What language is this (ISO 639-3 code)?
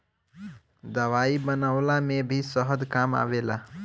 bho